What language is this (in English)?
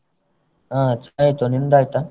Kannada